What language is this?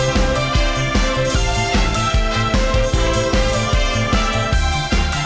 Thai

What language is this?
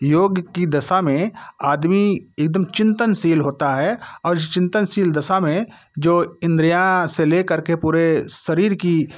Hindi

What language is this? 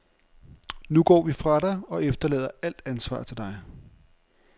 Danish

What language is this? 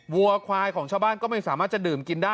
Thai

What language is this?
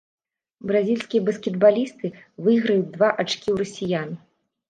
Belarusian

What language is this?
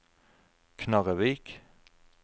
Norwegian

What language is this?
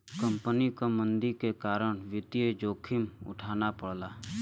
Bhojpuri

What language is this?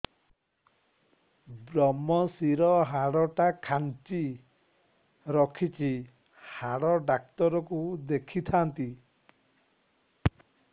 Odia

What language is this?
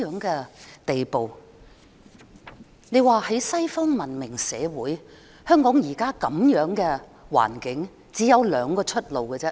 Cantonese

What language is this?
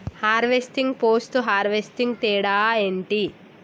Telugu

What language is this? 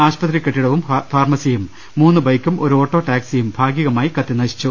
Malayalam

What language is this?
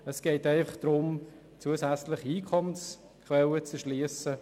Swiss German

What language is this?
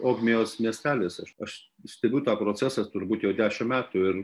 Lithuanian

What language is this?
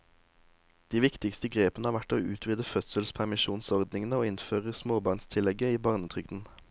Norwegian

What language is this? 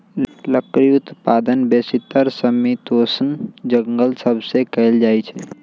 Magahi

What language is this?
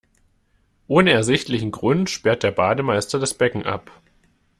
German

